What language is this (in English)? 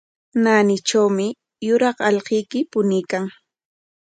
Corongo Ancash Quechua